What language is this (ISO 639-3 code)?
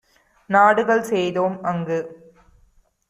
tam